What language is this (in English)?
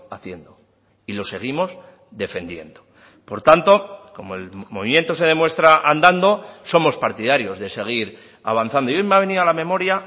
Spanish